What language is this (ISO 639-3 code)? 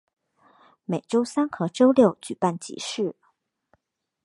zho